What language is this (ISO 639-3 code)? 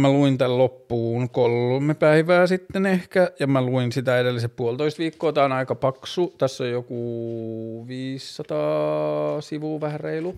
fin